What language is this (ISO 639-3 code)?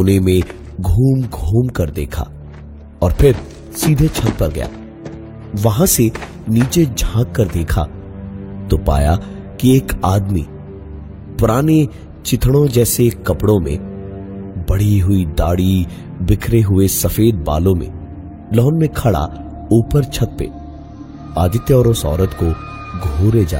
hin